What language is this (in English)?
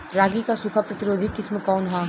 Bhojpuri